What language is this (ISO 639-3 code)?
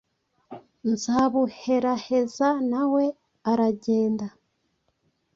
kin